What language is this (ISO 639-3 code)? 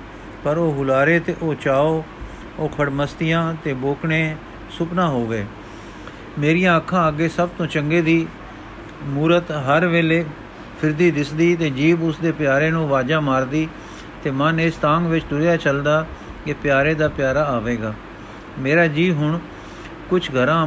pan